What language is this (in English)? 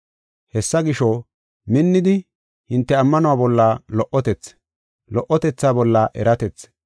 Gofa